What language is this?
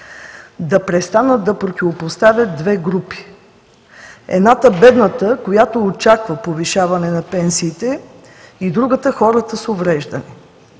Bulgarian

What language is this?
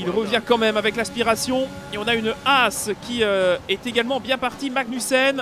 French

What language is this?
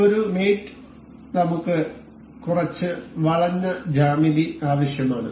Malayalam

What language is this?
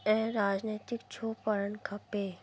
Sindhi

